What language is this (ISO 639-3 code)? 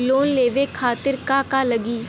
bho